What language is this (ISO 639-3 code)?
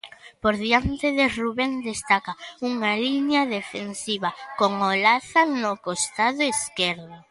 glg